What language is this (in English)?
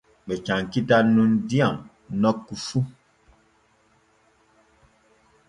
Borgu Fulfulde